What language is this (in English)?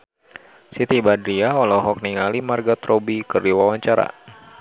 Sundanese